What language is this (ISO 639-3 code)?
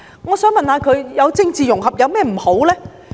yue